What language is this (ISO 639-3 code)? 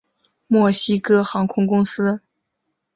zho